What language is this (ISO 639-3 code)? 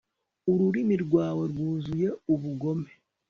kin